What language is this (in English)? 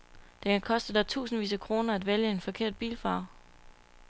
Danish